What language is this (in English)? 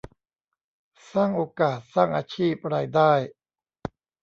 Thai